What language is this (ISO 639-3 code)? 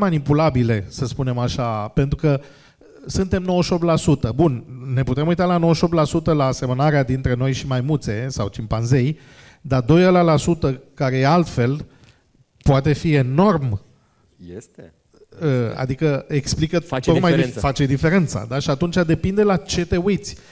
ron